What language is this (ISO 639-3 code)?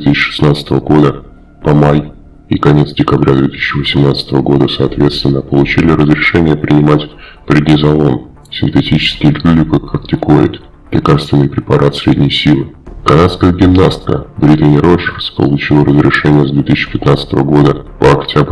rus